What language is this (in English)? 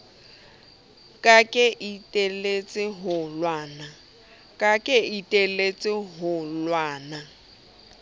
Southern Sotho